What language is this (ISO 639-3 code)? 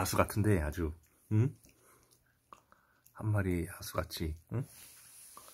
kor